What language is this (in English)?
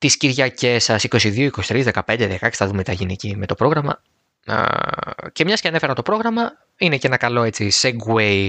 Greek